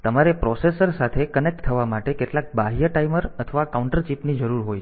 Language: Gujarati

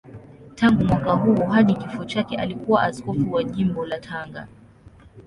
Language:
Swahili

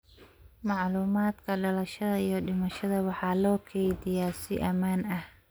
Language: Somali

